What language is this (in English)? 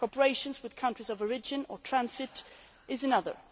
English